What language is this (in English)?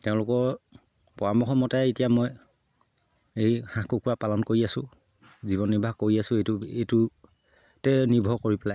Assamese